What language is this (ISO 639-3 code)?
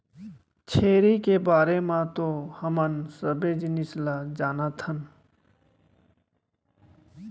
hne